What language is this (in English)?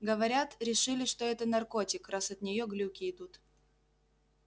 Russian